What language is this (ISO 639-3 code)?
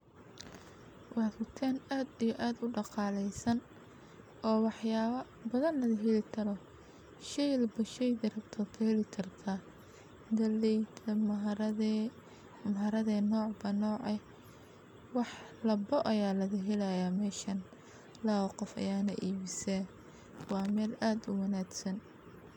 som